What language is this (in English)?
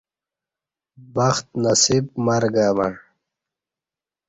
Kati